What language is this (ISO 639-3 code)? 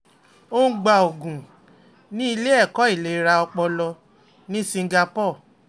yor